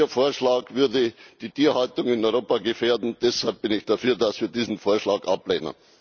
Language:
German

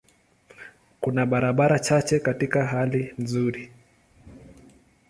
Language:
Swahili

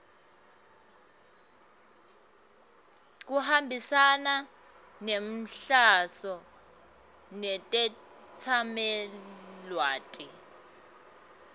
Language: Swati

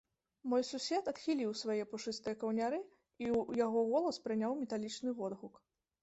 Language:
Belarusian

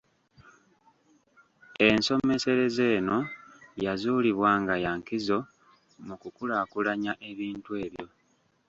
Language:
Ganda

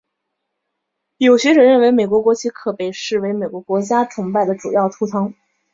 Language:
Chinese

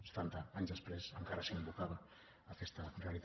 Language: Catalan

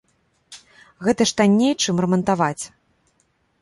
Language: Belarusian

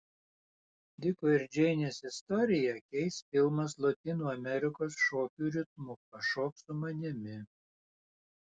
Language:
Lithuanian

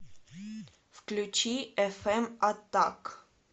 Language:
Russian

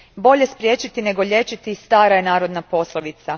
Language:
Croatian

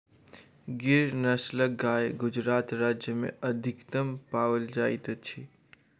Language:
Maithili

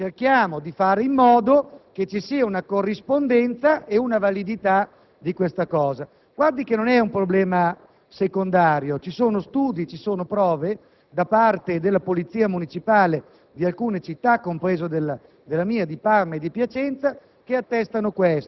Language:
Italian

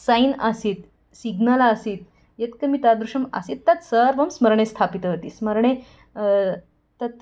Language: Sanskrit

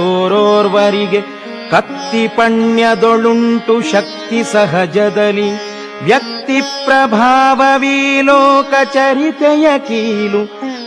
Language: Kannada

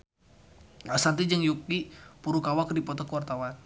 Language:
Sundanese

